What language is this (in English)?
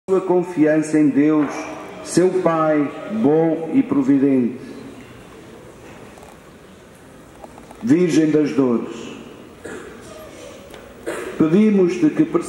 Portuguese